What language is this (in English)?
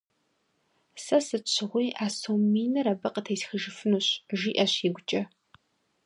Kabardian